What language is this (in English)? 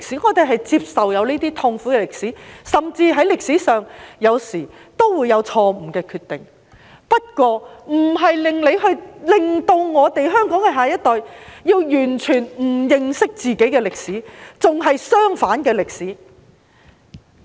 Cantonese